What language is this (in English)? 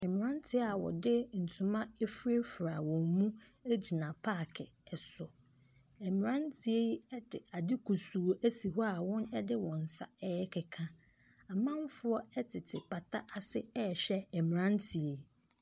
Akan